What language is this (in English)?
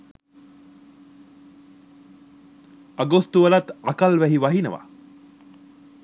Sinhala